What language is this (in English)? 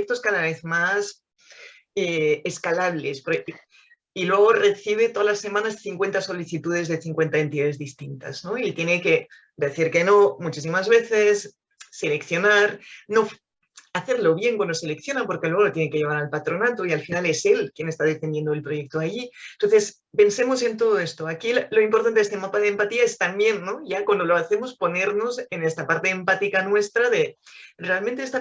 Spanish